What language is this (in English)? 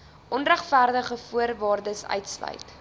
Afrikaans